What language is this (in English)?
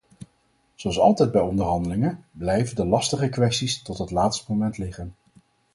Dutch